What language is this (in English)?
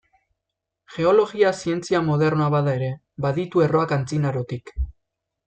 Basque